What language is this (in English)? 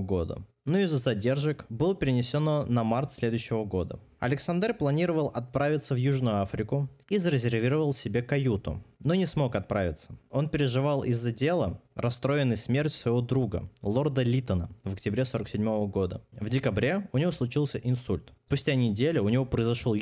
Russian